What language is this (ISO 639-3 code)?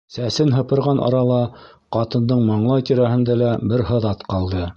bak